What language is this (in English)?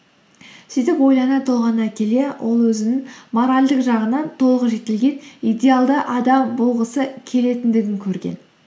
Kazakh